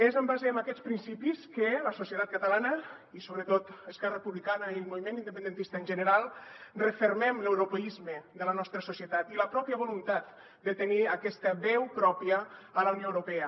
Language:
Catalan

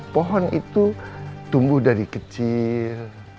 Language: Indonesian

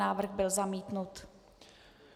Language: Czech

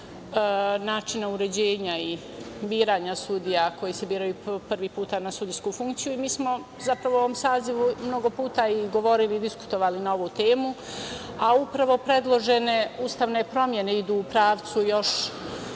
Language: Serbian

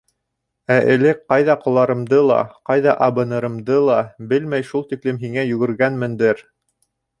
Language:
Bashkir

